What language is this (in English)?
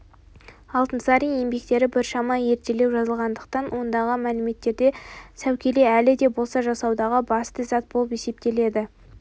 Kazakh